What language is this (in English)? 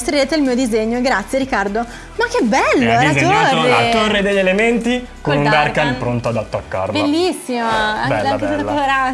Italian